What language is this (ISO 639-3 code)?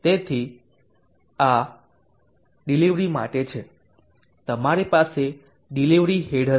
guj